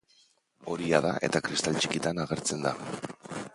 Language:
Basque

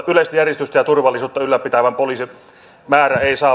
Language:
Finnish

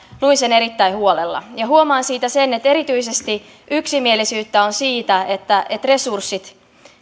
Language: Finnish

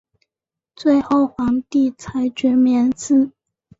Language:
Chinese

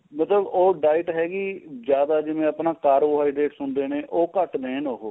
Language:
Punjabi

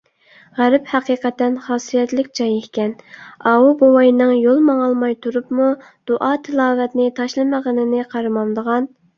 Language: Uyghur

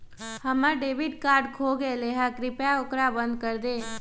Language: Magahi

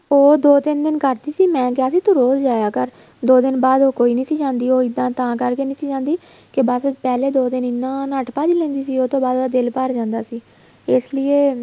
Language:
Punjabi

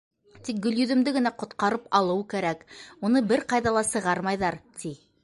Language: Bashkir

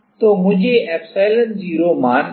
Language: Hindi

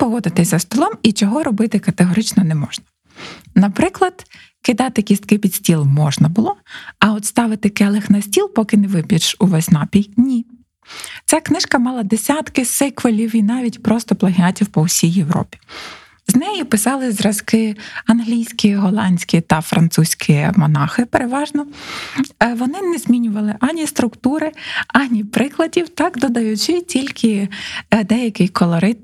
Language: Ukrainian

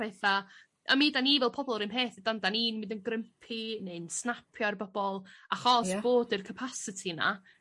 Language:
Welsh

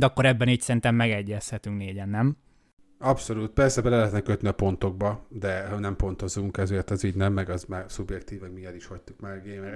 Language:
Hungarian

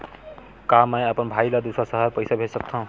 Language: Chhattisgarhi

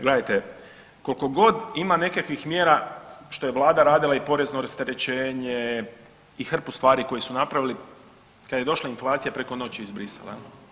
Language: Croatian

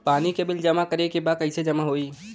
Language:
Bhojpuri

